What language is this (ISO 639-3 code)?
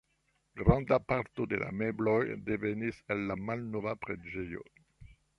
epo